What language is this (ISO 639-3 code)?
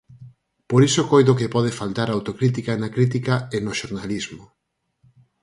glg